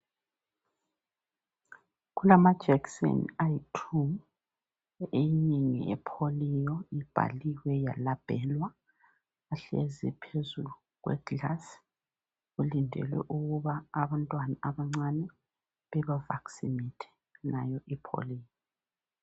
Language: North Ndebele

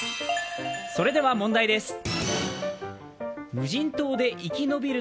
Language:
Japanese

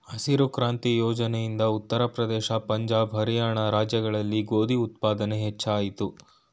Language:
Kannada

